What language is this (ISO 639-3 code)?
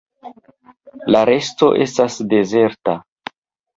epo